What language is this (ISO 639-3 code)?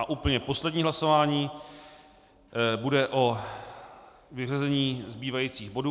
ces